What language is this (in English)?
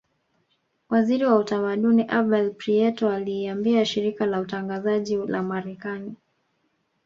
Swahili